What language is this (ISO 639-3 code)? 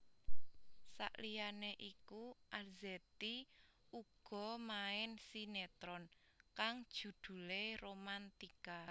jav